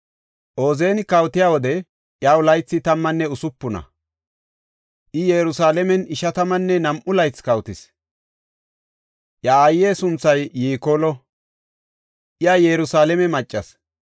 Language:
Gofa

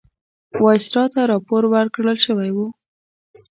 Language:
Pashto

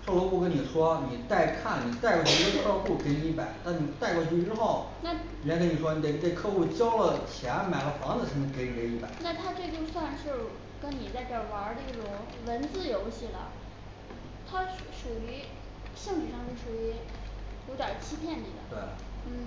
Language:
Chinese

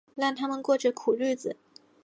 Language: Chinese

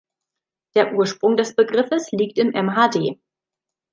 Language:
German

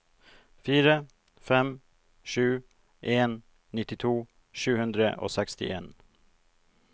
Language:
Norwegian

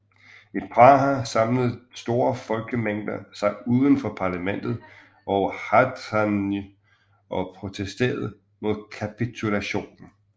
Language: Danish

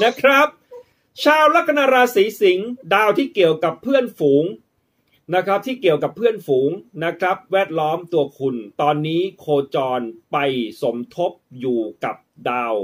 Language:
Thai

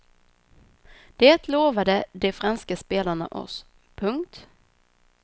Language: Swedish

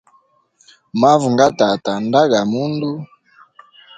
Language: Hemba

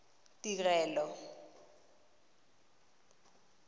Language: Tswana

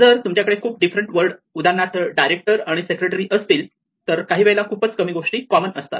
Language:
Marathi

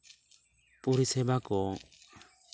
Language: Santali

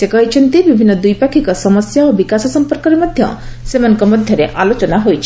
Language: Odia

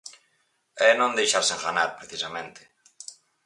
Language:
Galician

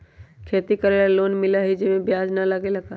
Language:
Magahi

